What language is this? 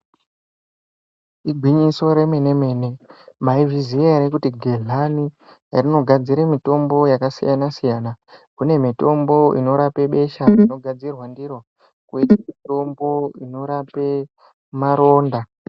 Ndau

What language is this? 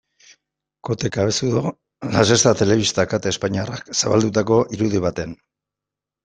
Basque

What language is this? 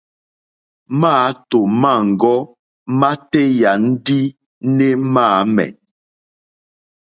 Mokpwe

